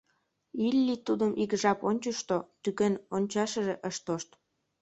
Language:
Mari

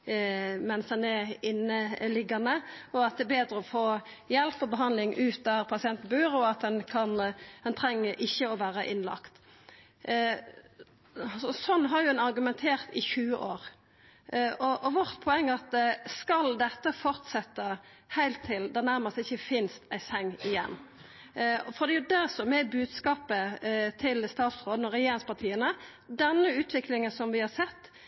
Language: Norwegian Nynorsk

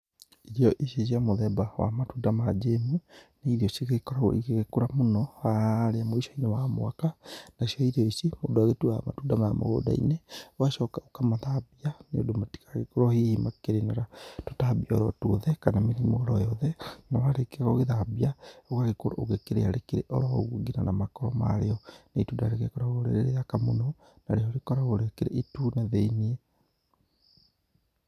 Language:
Kikuyu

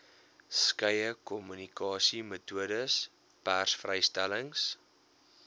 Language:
Afrikaans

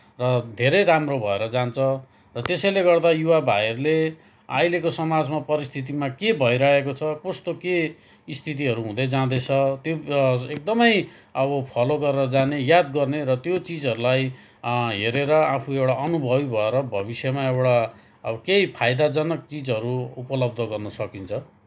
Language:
Nepali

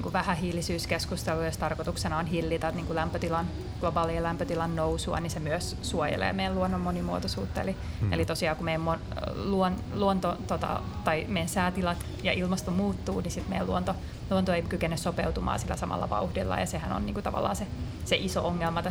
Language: Finnish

